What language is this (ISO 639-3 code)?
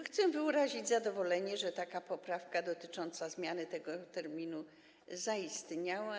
pol